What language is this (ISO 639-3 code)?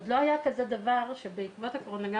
heb